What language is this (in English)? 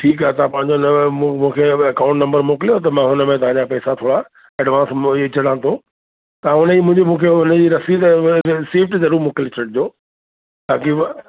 Sindhi